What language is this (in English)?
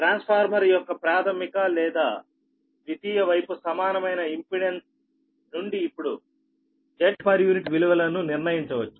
Telugu